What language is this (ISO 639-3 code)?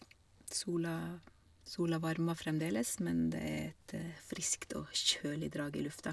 nor